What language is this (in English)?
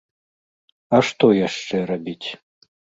Belarusian